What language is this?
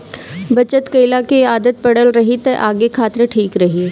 Bhojpuri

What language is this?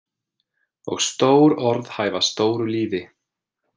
Icelandic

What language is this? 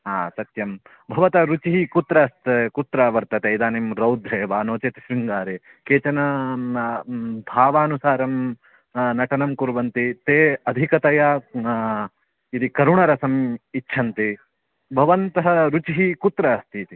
Sanskrit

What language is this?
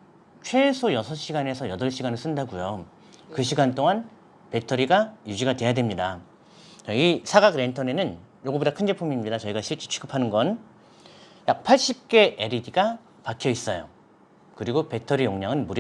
Korean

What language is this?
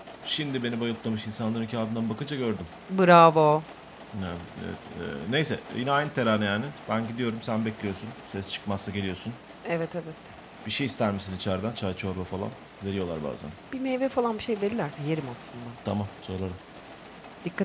Turkish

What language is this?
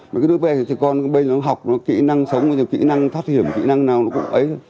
Vietnamese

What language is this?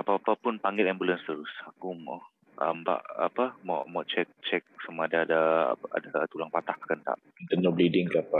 Malay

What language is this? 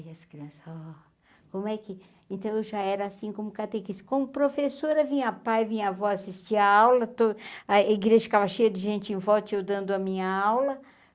Portuguese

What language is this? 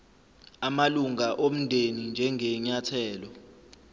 Zulu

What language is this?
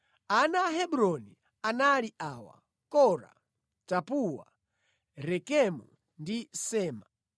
Nyanja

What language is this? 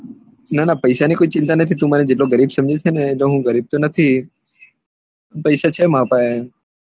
Gujarati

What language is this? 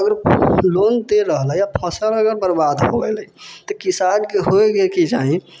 Maithili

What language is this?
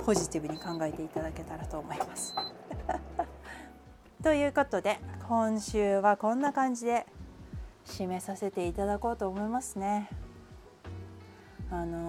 Japanese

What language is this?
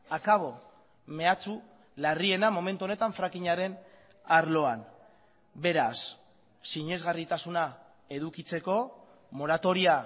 Basque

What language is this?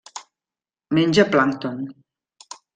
Catalan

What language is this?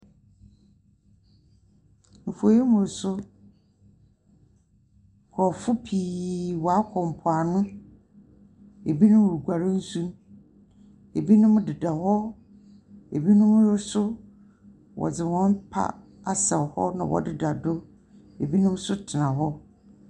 Akan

